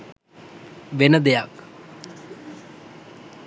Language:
Sinhala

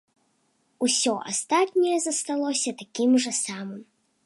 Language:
Belarusian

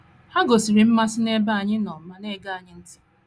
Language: Igbo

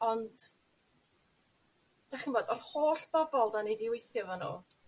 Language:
Welsh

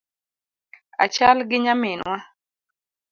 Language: Luo (Kenya and Tanzania)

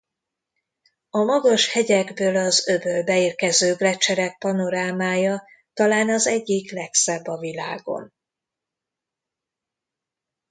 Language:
Hungarian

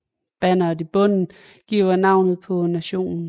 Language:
Danish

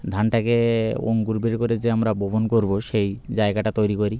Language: Bangla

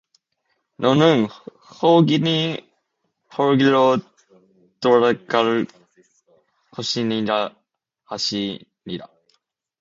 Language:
Korean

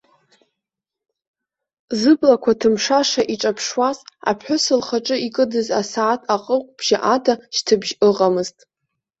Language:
Abkhazian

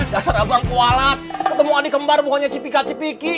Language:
Indonesian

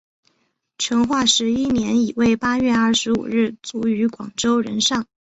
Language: Chinese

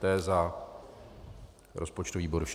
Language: Czech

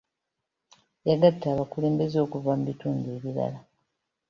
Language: Ganda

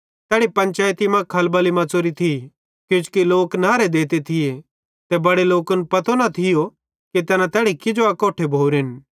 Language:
Bhadrawahi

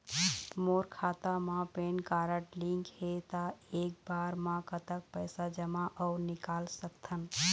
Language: Chhattisgarhi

